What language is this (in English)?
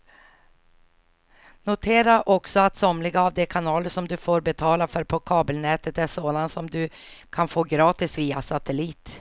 Swedish